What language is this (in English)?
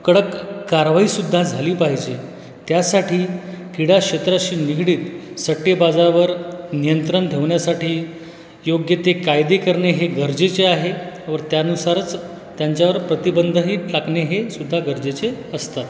Marathi